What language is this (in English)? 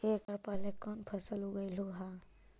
Magahi